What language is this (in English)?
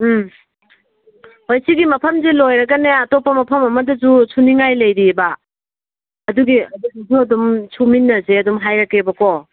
Manipuri